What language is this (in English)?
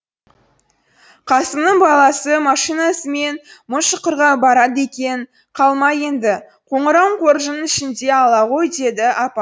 Kazakh